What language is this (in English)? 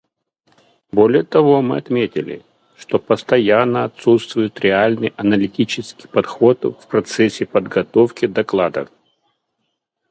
Russian